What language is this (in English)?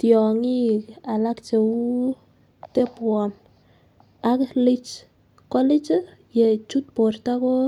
Kalenjin